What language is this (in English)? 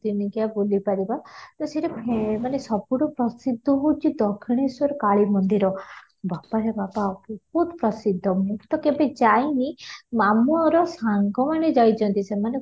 Odia